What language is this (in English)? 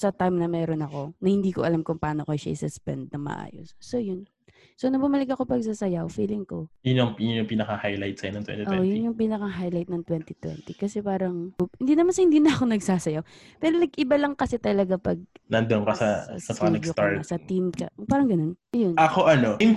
Filipino